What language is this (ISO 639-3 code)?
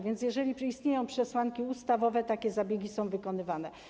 pol